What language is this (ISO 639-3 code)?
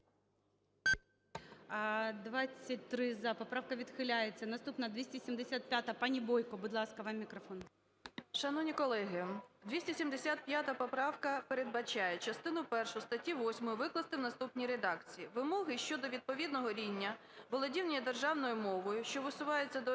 ukr